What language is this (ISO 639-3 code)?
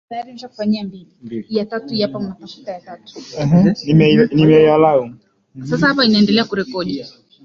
swa